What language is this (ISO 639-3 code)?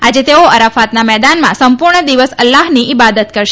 guj